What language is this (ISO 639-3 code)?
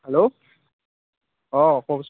asm